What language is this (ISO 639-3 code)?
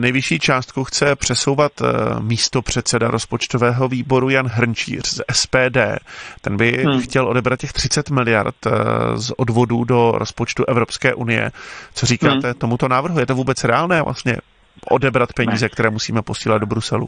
ces